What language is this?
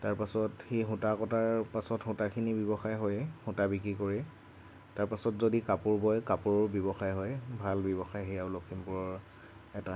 Assamese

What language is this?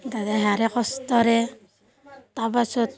Assamese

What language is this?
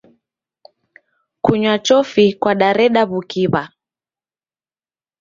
Taita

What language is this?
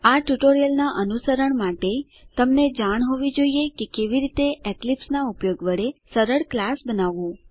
Gujarati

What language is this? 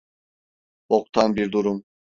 Turkish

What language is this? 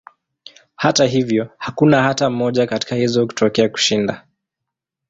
Swahili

